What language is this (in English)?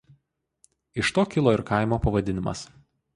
Lithuanian